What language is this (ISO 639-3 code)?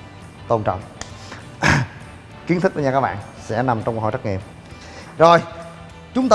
vie